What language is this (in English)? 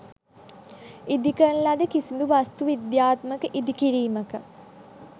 Sinhala